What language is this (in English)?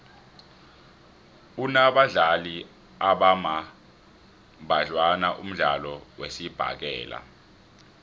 South Ndebele